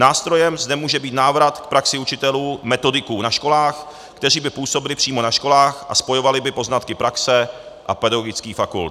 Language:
Czech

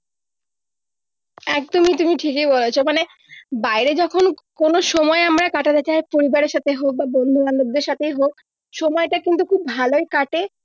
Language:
Bangla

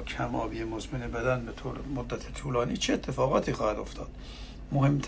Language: Persian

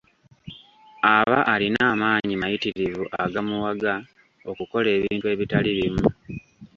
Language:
Ganda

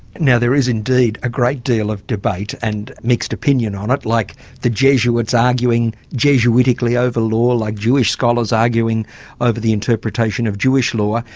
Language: English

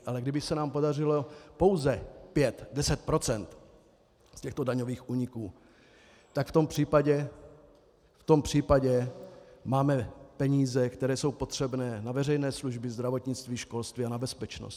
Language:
Czech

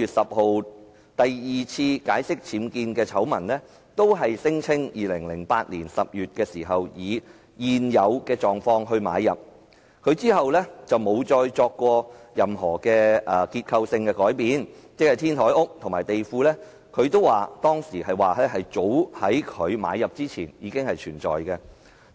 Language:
Cantonese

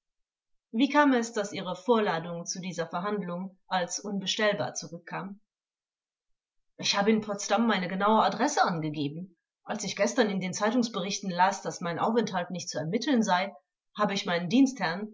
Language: German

